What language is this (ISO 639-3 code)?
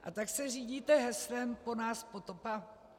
ces